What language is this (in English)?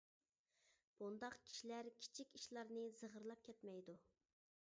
Uyghur